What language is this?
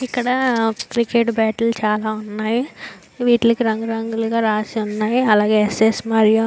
Telugu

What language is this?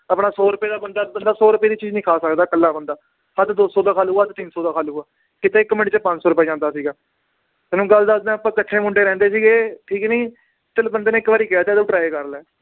Punjabi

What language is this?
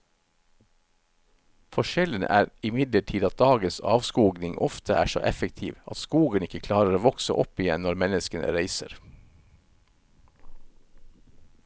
Norwegian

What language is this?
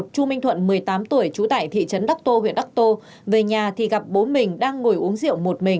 Vietnamese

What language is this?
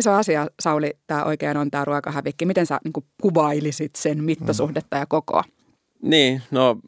Finnish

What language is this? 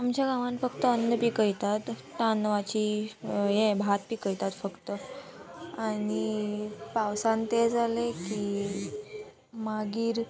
Konkani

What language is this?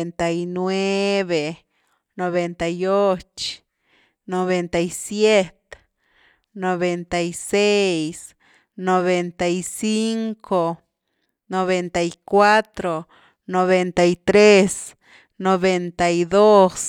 Güilá Zapotec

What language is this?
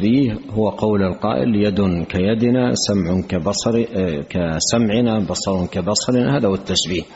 Arabic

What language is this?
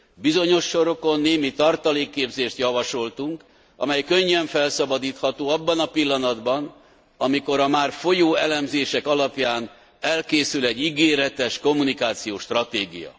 Hungarian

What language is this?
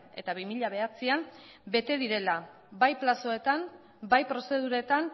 Basque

